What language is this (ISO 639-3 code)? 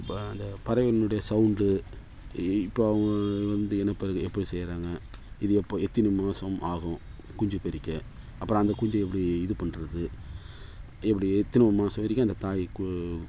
tam